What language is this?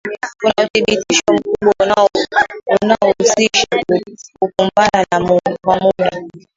Swahili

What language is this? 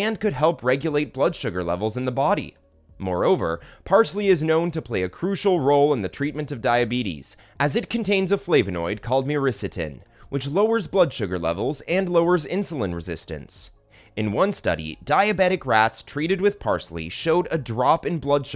English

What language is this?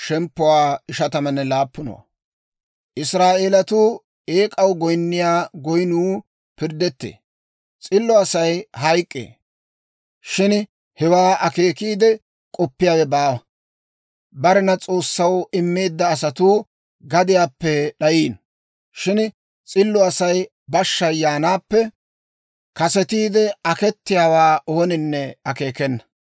Dawro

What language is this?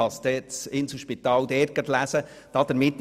Swiss German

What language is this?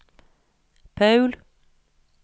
Norwegian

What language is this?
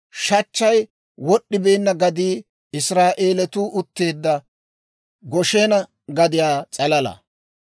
Dawro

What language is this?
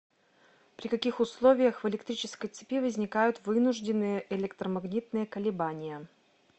Russian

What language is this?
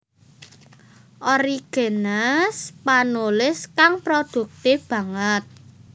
Javanese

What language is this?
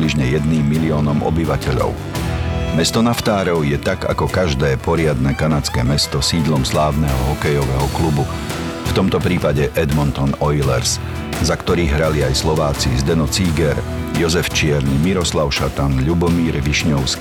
Slovak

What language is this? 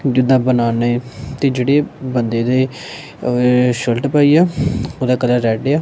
Punjabi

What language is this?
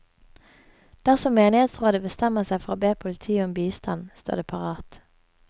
Norwegian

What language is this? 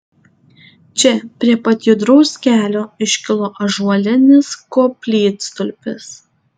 Lithuanian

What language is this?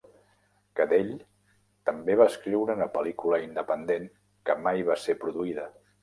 Catalan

